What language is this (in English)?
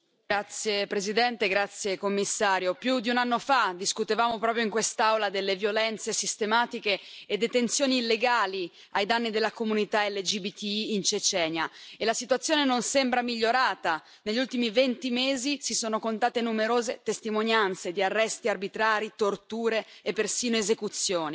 Italian